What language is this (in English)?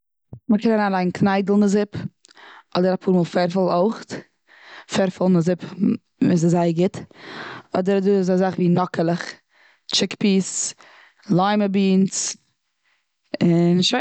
Yiddish